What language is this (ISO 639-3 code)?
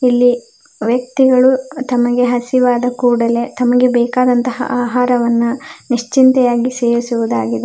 kan